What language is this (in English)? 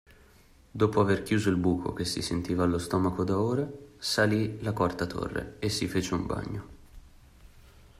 Italian